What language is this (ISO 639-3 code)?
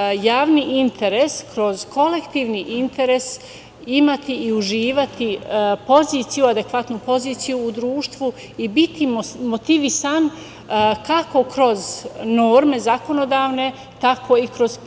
srp